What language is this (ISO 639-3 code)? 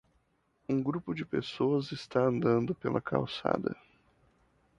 por